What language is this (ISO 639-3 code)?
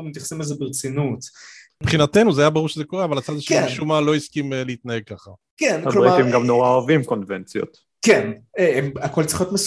heb